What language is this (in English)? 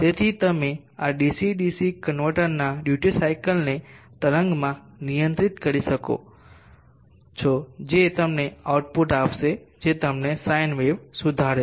Gujarati